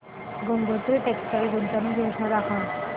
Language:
Marathi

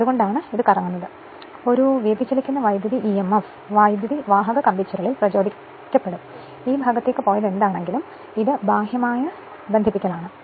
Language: Malayalam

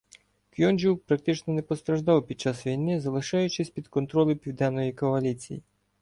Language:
Ukrainian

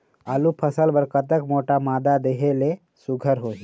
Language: Chhattisgarhi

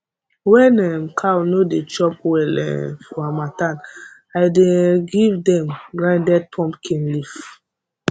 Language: Nigerian Pidgin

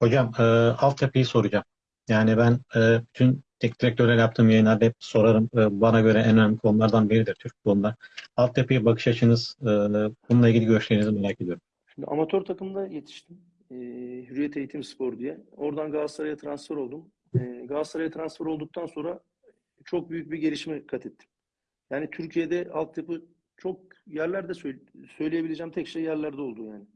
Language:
Turkish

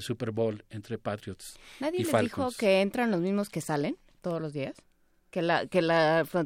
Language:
Spanish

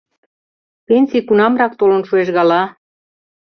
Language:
Mari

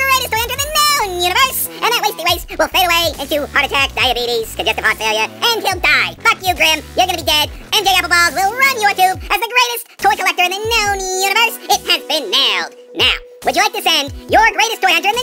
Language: English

